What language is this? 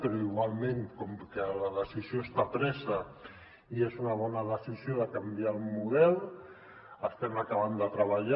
Catalan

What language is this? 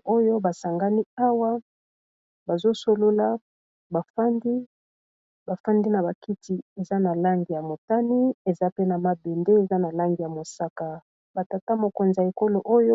Lingala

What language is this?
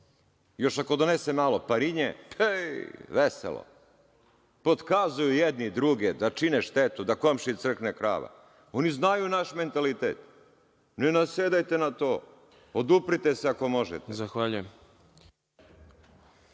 Serbian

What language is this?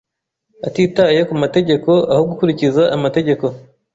Kinyarwanda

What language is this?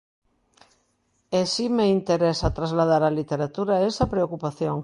Galician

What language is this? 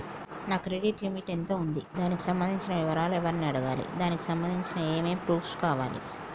Telugu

